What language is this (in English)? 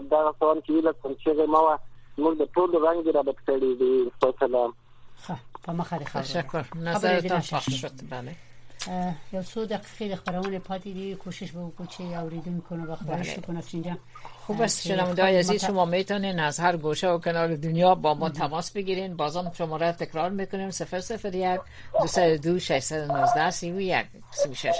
Persian